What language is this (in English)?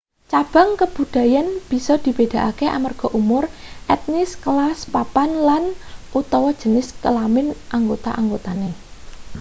Javanese